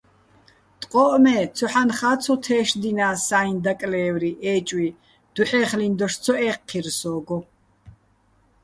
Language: Bats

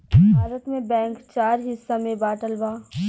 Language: Bhojpuri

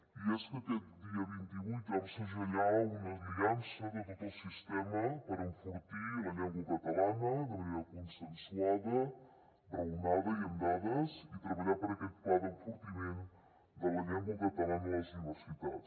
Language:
Catalan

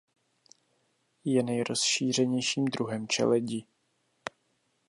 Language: Czech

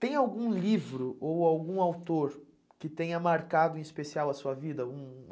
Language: Portuguese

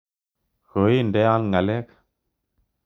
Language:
Kalenjin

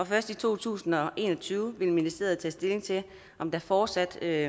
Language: Danish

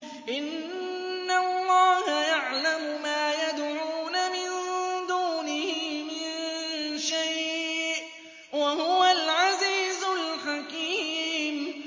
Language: Arabic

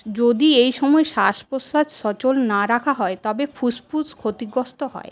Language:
Bangla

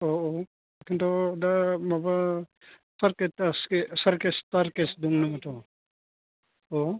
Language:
Bodo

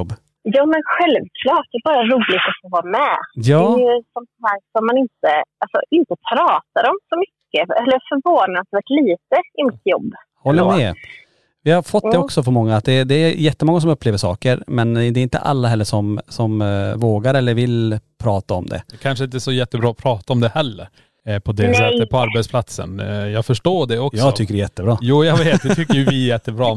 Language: Swedish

